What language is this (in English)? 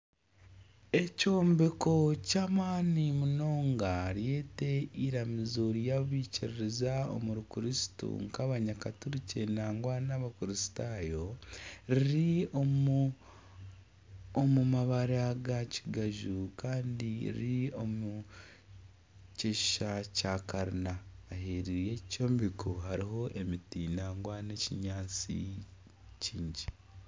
Nyankole